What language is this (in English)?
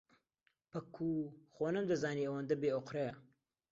Central Kurdish